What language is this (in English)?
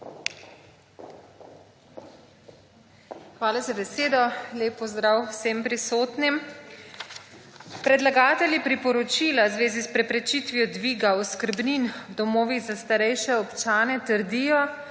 Slovenian